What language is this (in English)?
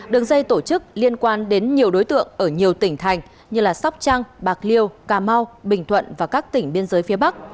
Vietnamese